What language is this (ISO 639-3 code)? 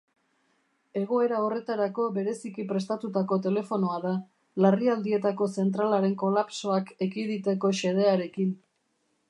eus